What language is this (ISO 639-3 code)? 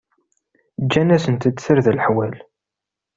kab